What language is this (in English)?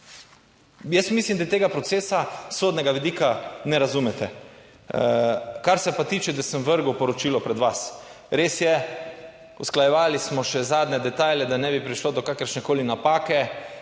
Slovenian